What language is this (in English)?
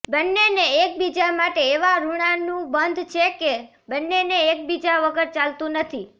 Gujarati